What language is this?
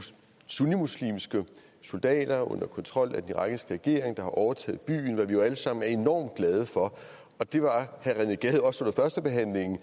Danish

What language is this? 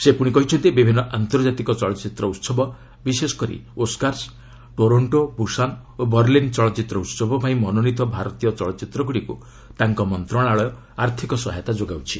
Odia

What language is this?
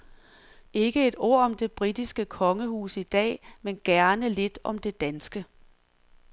Danish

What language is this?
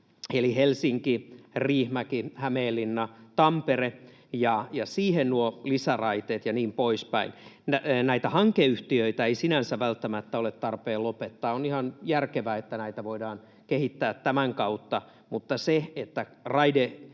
Finnish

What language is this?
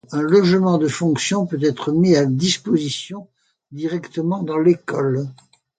French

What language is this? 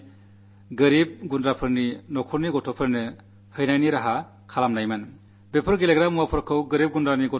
Malayalam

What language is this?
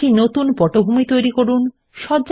Bangla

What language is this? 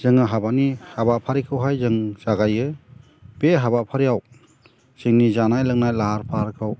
Bodo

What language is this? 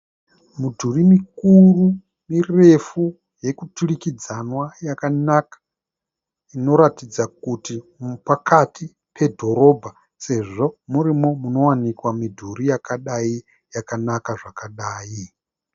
Shona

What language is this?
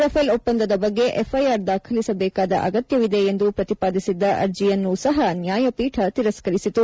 Kannada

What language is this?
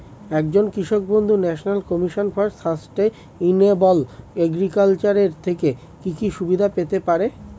Bangla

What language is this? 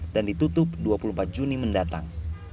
Indonesian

